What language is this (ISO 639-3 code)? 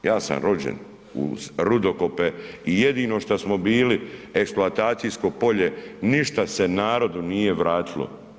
hrv